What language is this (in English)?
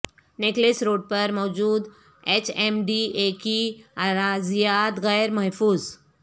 Urdu